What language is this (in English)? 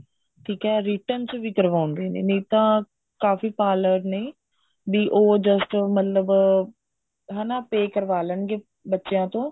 Punjabi